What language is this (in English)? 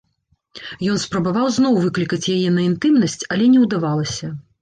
Belarusian